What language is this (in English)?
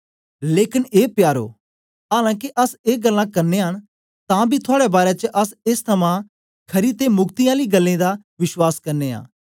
Dogri